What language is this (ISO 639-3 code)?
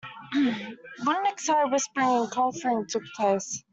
eng